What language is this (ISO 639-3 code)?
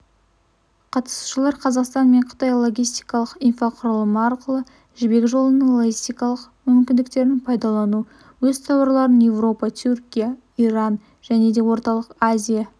kaz